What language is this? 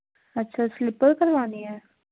Punjabi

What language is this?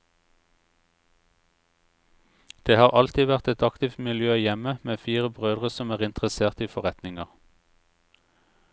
Norwegian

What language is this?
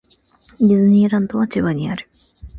Japanese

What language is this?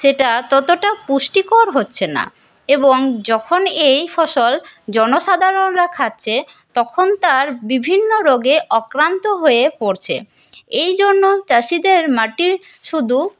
Bangla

